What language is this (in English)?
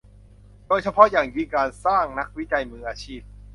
Thai